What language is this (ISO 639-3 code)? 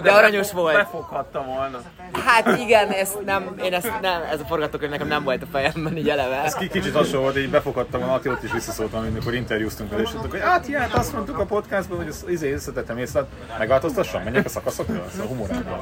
hun